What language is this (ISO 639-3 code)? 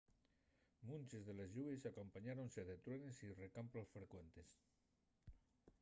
ast